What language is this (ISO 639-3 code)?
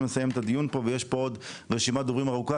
heb